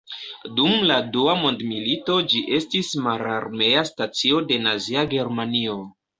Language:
Esperanto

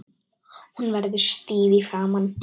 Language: Icelandic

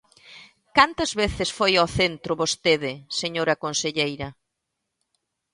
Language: Galician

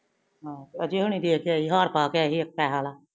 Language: Punjabi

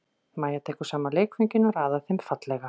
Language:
Icelandic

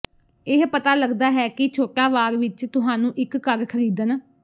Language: Punjabi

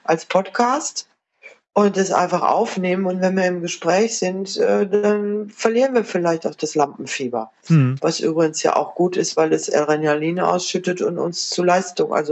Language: German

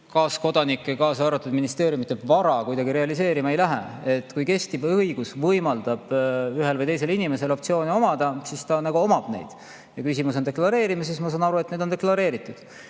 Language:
Estonian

